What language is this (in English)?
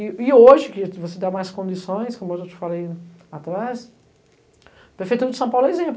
Portuguese